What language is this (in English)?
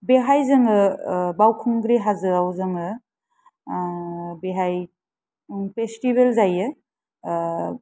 Bodo